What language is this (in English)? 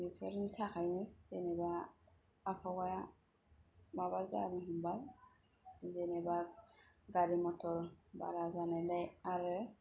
Bodo